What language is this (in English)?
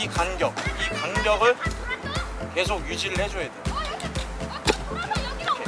Korean